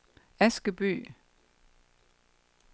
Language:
Danish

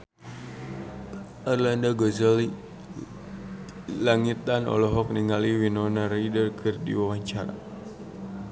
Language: Sundanese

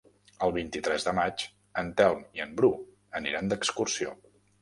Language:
Catalan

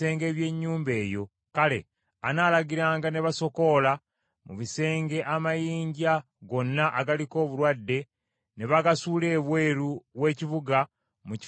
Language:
Ganda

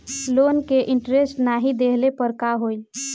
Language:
Bhojpuri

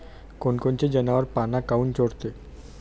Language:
Marathi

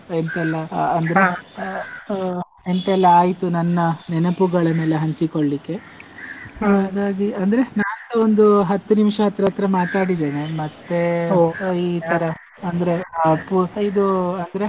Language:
Kannada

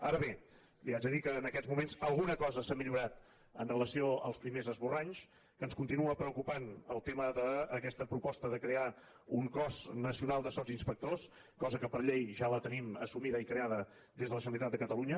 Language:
Catalan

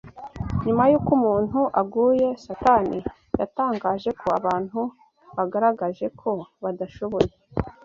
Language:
Kinyarwanda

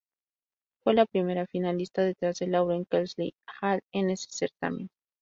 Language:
Spanish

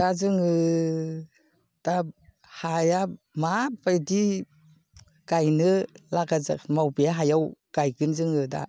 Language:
Bodo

